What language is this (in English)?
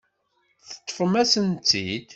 Kabyle